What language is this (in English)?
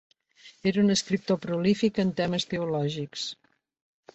Catalan